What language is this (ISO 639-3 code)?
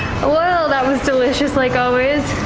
eng